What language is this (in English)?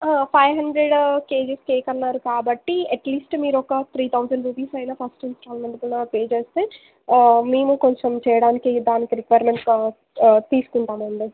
Telugu